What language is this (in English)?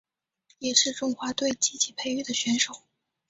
Chinese